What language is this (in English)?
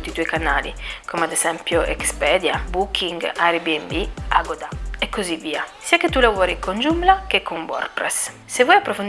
Italian